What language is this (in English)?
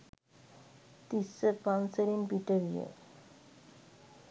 Sinhala